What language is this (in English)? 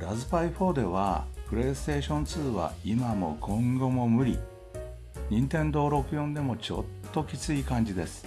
Japanese